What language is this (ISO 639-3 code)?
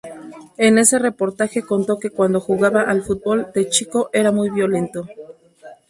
spa